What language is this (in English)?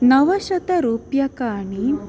Sanskrit